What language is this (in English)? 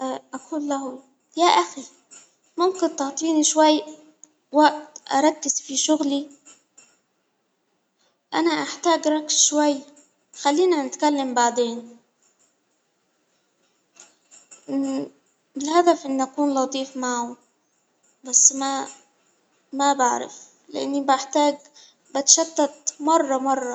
Hijazi Arabic